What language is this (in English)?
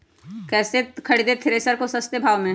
Magahi